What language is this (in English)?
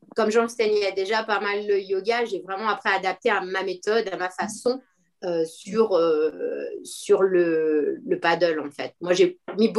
French